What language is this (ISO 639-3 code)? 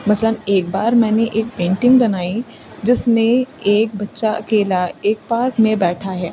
urd